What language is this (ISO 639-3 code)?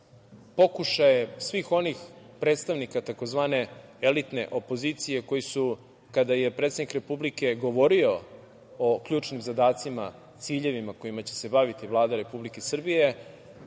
srp